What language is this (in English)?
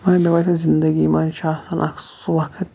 Kashmiri